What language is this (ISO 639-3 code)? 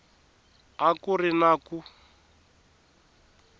tso